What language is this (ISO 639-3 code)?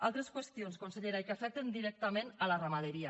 cat